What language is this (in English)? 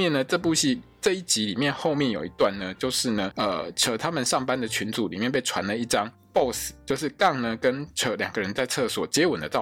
Chinese